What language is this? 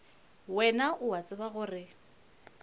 Northern Sotho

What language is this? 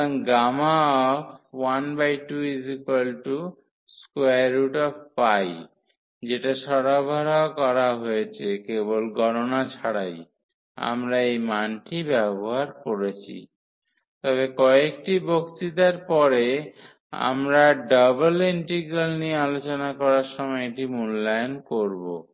Bangla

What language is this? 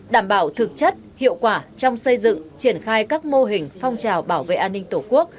Vietnamese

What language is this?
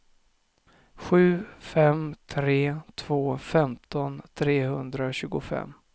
Swedish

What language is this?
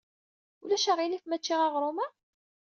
Kabyle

